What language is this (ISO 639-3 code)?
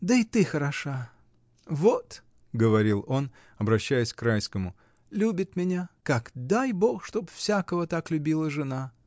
rus